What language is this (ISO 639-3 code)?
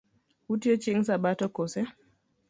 luo